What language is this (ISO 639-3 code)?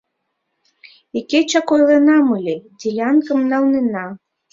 chm